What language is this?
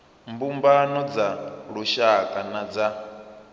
Venda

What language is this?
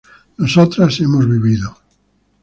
Spanish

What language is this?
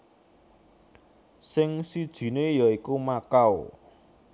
Javanese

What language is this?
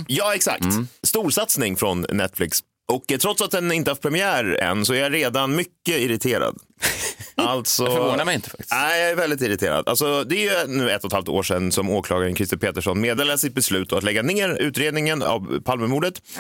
Swedish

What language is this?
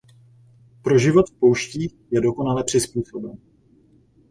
Czech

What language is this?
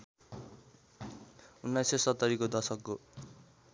Nepali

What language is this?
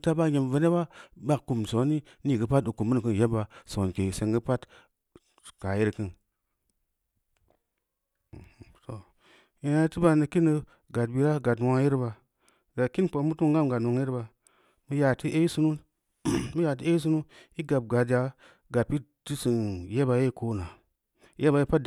Samba Leko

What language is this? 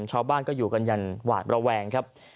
Thai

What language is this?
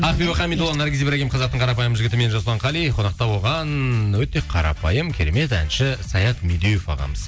Kazakh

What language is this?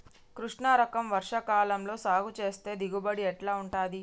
Telugu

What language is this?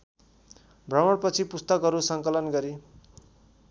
Nepali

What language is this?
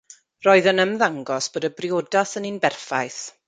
Welsh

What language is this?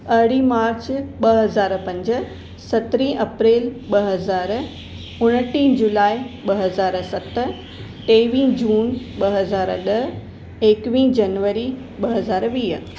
Sindhi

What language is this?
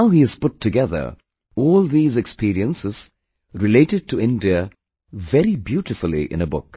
English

